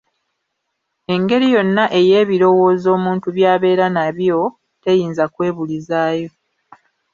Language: Ganda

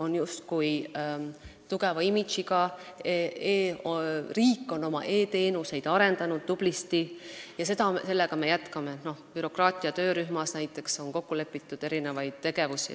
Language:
Estonian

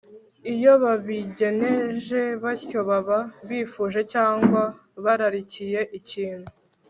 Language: Kinyarwanda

